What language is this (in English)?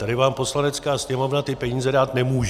Czech